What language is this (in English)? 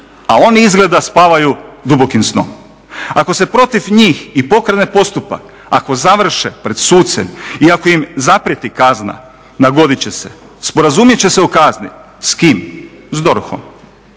Croatian